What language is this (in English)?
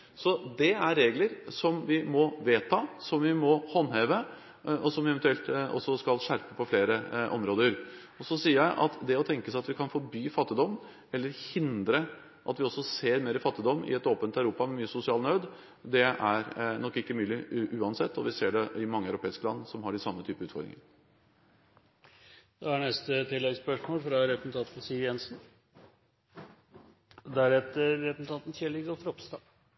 Norwegian